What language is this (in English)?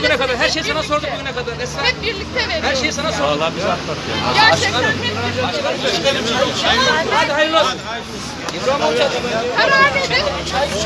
Turkish